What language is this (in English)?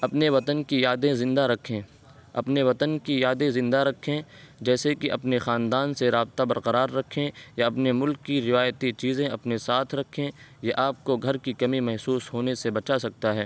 Urdu